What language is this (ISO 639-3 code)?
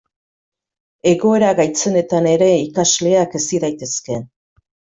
eus